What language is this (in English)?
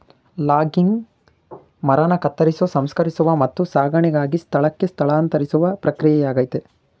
Kannada